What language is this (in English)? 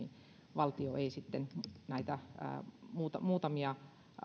Finnish